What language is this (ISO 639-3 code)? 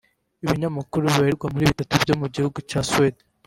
kin